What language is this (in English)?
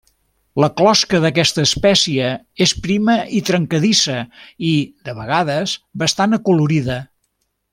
Catalan